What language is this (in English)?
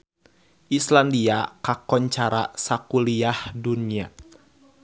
Sundanese